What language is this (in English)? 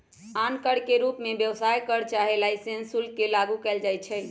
Magahi